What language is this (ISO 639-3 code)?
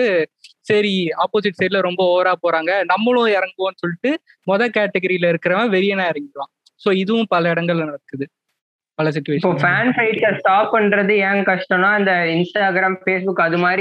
tam